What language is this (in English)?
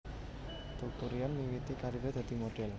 Javanese